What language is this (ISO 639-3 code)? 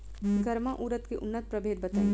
bho